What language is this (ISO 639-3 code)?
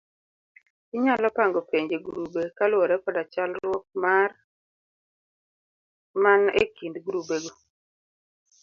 luo